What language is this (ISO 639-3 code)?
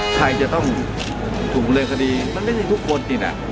tha